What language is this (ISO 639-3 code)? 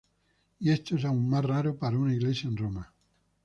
spa